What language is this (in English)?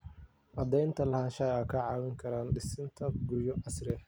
Somali